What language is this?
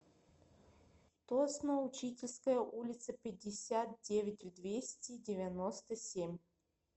Russian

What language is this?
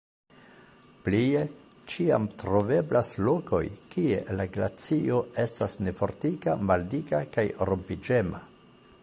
Esperanto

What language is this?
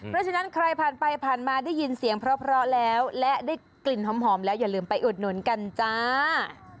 Thai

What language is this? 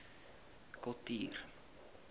Afrikaans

